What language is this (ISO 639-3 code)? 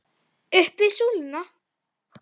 isl